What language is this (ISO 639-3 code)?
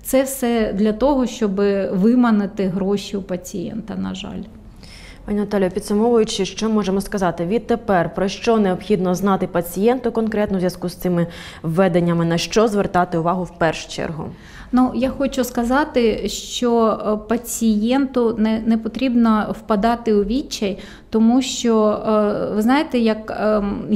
ukr